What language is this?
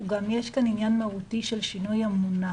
Hebrew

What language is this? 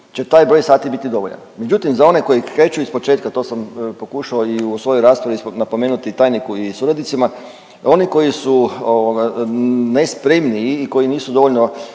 Croatian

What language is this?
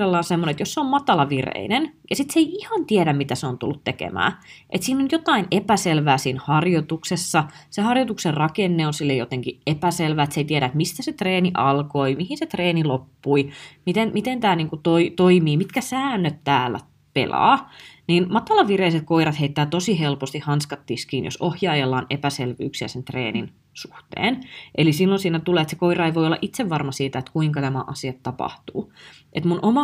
Finnish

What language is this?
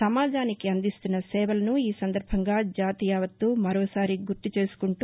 Telugu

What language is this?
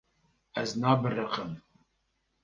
Kurdish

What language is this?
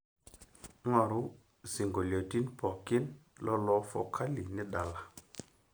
Masai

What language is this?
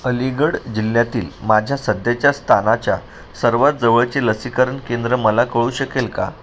Marathi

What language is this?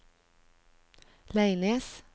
Norwegian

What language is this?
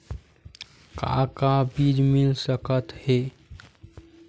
Chhattisgarhi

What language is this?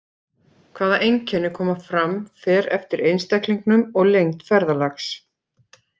Icelandic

